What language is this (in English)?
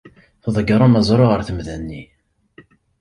Kabyle